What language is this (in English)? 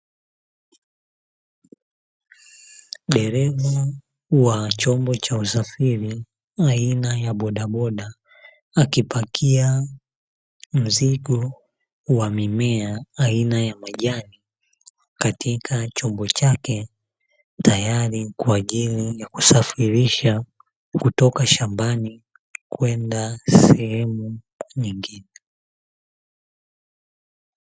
Swahili